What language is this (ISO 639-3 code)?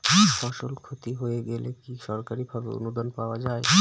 ben